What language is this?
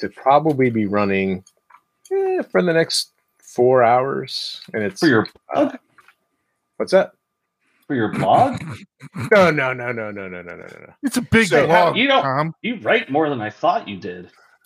English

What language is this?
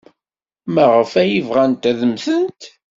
Kabyle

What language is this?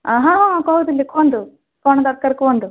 Odia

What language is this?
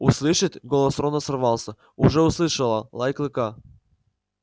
Russian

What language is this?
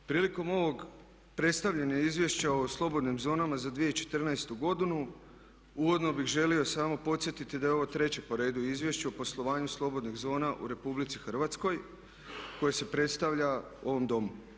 Croatian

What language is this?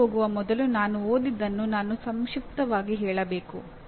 Kannada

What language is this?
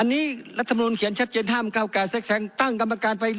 Thai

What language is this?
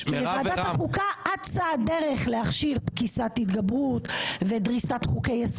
Hebrew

